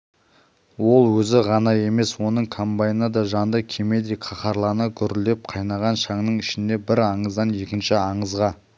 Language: Kazakh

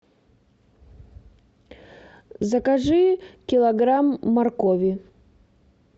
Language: Russian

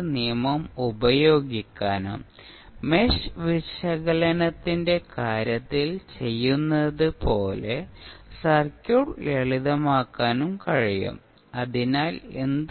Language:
Malayalam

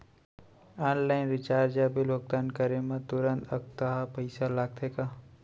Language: Chhattisgarhi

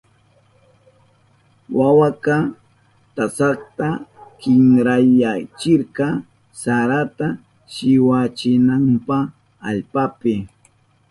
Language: Southern Pastaza Quechua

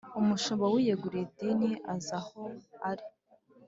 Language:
Kinyarwanda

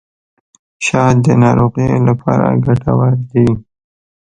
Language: Pashto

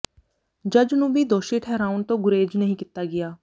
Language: Punjabi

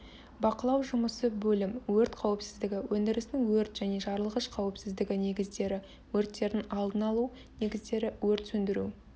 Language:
Kazakh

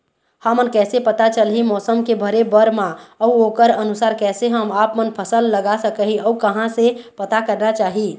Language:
Chhattisgarhi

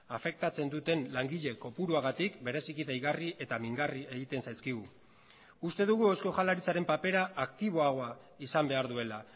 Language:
Basque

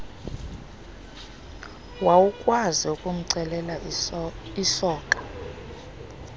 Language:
Xhosa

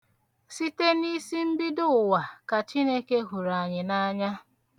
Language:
Igbo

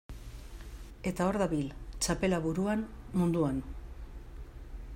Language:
Basque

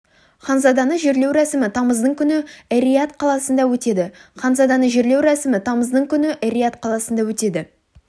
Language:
Kazakh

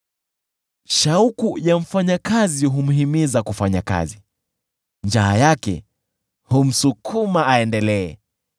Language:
Swahili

